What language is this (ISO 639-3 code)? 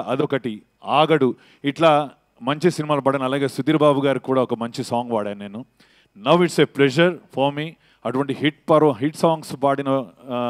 tel